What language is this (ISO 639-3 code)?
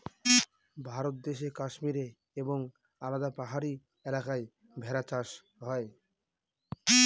ben